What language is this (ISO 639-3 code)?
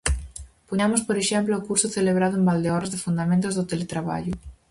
glg